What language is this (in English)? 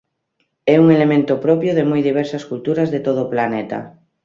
Galician